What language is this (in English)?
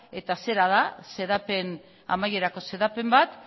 Basque